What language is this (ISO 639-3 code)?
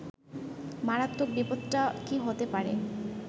ben